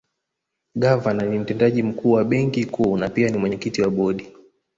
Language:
Swahili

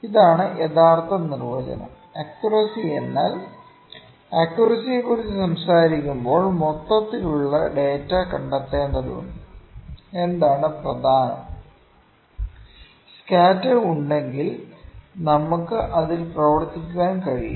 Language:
Malayalam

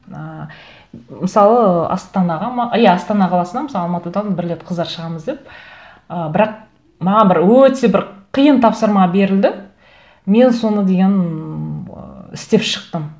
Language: Kazakh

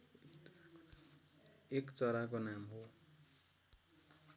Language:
Nepali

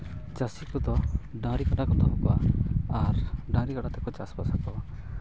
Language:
Santali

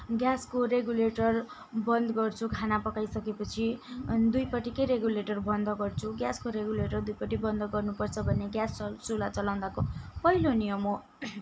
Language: Nepali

